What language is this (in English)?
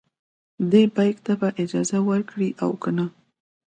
Pashto